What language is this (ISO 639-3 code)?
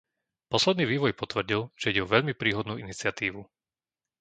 slk